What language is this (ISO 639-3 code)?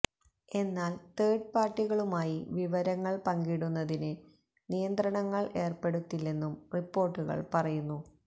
mal